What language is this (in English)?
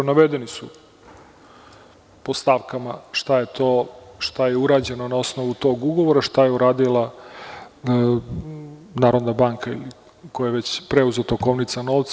Serbian